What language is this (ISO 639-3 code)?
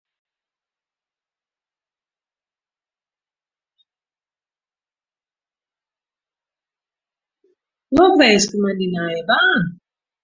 fry